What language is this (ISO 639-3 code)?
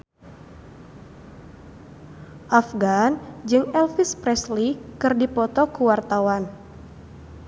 sun